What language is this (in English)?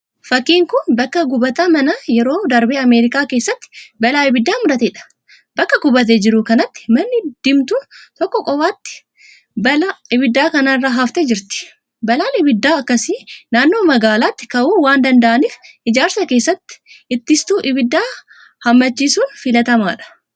Oromo